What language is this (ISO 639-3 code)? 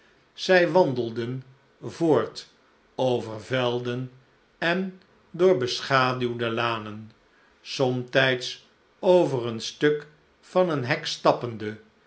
nld